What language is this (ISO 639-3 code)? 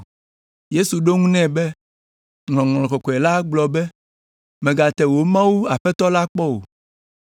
ewe